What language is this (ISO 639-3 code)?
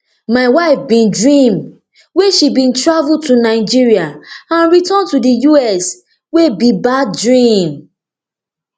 pcm